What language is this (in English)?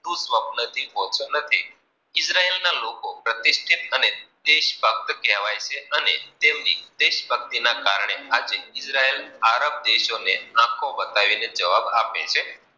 Gujarati